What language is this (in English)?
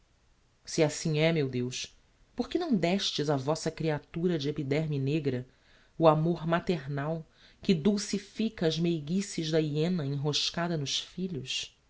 Portuguese